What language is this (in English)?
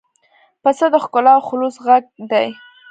Pashto